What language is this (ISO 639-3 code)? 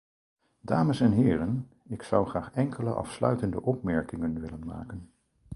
nld